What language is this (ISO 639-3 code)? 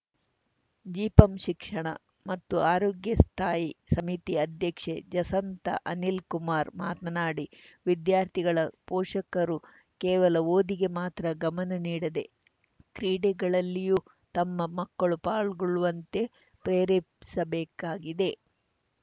kan